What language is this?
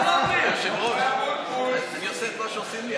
Hebrew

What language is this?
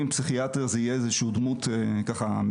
Hebrew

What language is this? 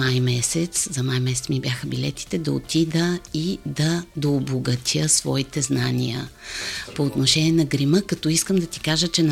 Bulgarian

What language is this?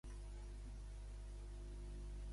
Catalan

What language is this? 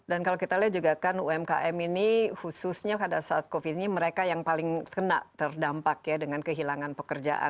Indonesian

